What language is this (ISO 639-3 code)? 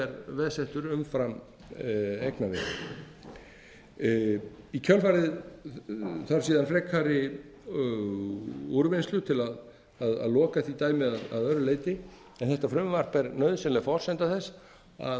isl